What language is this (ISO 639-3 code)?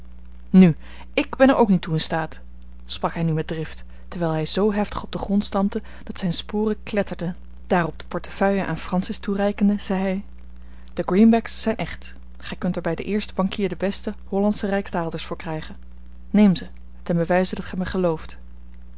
nld